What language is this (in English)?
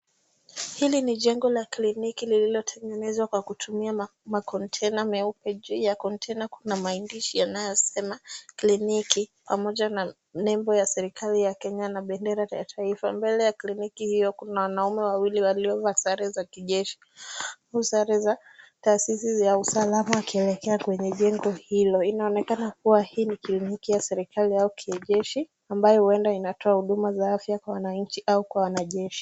Swahili